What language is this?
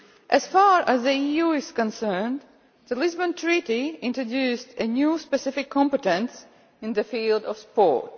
English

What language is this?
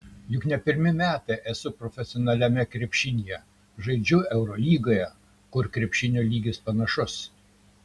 Lithuanian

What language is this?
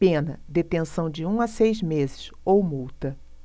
Portuguese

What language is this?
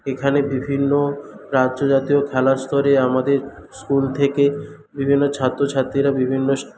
Bangla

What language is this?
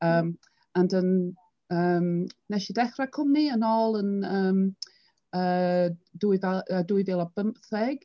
Welsh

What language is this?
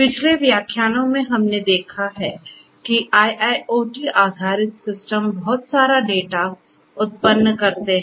Hindi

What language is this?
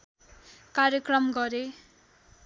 Nepali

